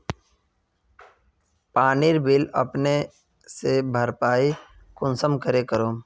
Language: Magahi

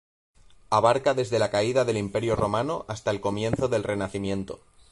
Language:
Spanish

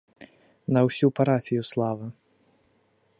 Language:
Belarusian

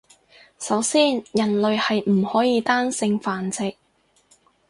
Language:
Cantonese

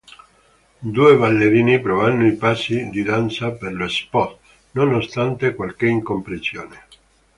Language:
Italian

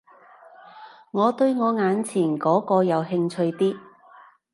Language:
Cantonese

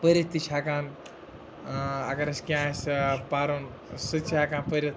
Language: Kashmiri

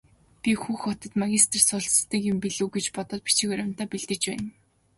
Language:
Mongolian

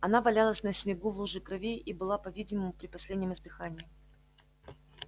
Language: Russian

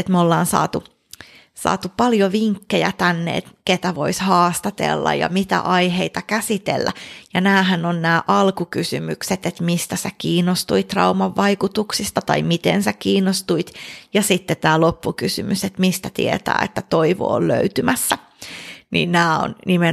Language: Finnish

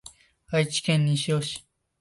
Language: Japanese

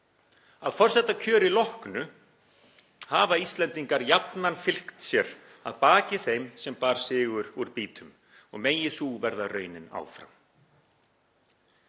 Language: Icelandic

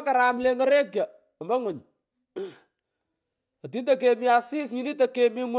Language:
Pökoot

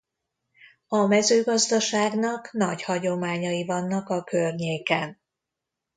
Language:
Hungarian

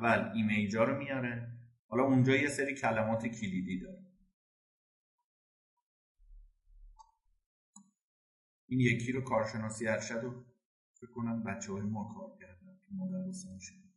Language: Persian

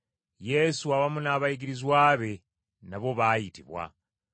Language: Ganda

